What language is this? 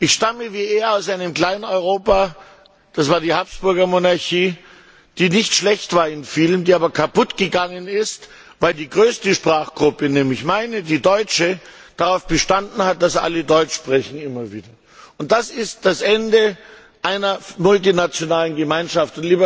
German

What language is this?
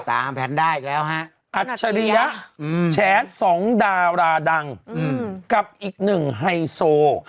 Thai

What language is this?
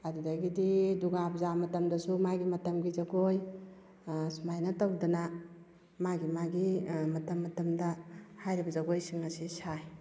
Manipuri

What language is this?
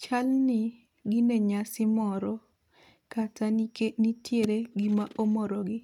Luo (Kenya and Tanzania)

